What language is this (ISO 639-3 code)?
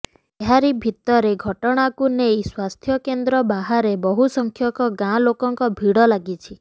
ori